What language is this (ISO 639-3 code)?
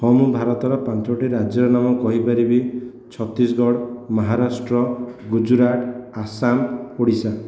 ori